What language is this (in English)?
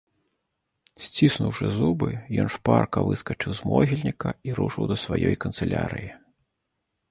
Belarusian